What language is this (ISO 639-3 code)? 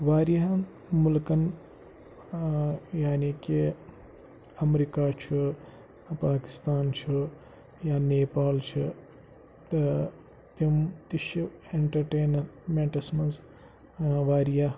kas